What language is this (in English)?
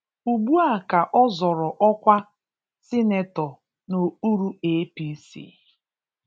Igbo